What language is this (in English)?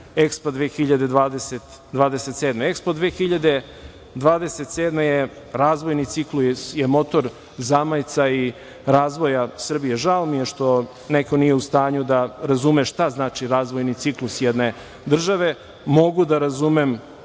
Serbian